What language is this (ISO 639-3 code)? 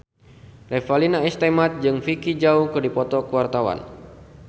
sun